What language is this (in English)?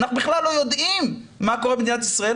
Hebrew